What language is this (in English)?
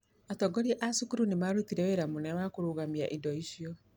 Kikuyu